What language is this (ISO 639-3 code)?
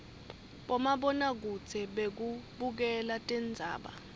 ssw